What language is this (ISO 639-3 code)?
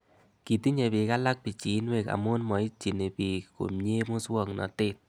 kln